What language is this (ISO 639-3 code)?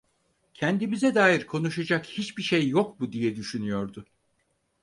tur